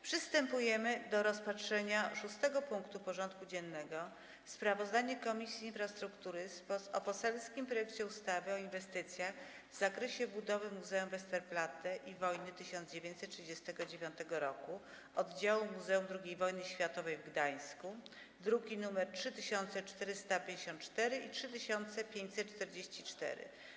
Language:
Polish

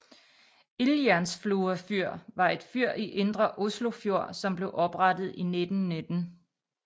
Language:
Danish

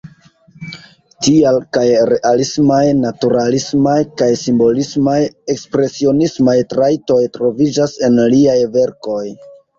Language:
Esperanto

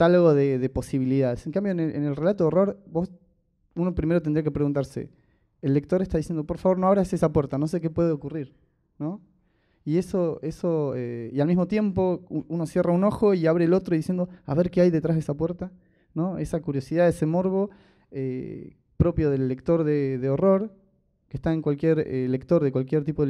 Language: Spanish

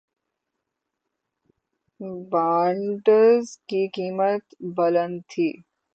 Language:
Urdu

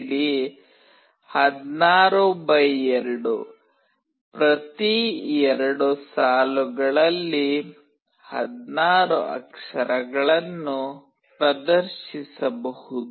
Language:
Kannada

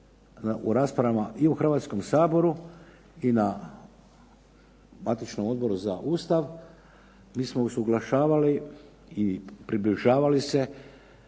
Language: Croatian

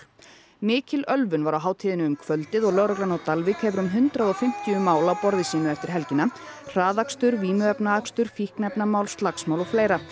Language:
Icelandic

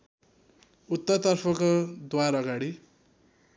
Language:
Nepali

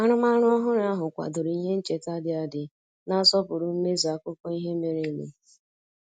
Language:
Igbo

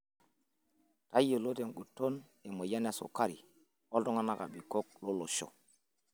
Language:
Masai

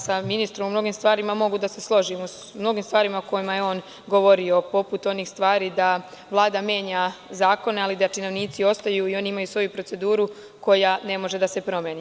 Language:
Serbian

